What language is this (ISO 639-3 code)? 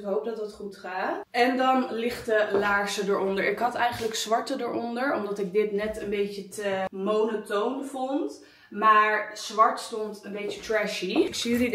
nld